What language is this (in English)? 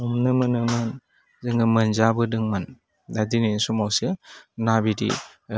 Bodo